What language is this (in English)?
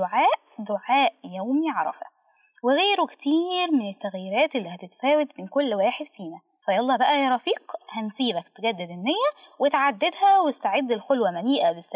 Arabic